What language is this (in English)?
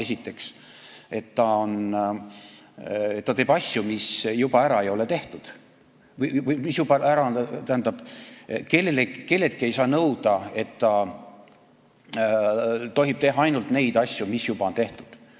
Estonian